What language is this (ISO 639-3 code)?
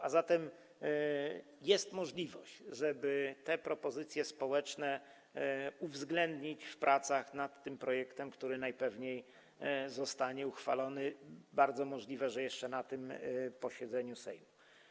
pol